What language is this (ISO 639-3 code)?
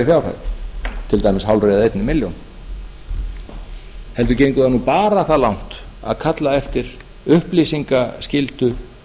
isl